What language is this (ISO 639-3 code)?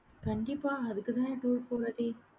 tam